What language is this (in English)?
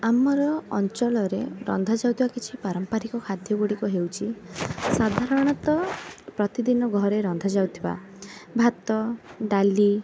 Odia